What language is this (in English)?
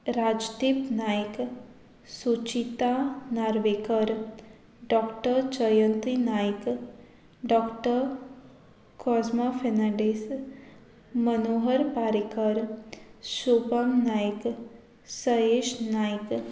Konkani